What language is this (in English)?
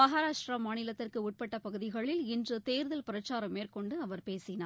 Tamil